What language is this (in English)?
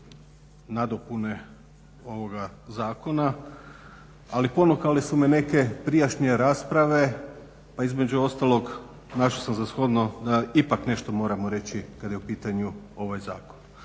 Croatian